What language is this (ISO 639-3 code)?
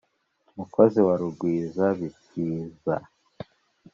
kin